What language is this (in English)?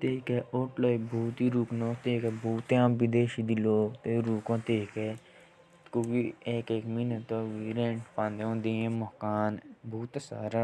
Jaunsari